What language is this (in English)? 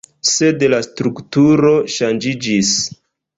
Esperanto